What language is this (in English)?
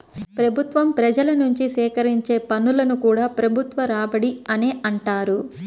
Telugu